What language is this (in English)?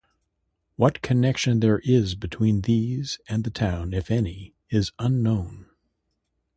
English